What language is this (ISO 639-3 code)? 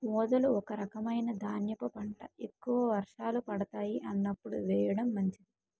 tel